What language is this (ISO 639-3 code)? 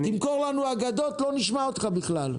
heb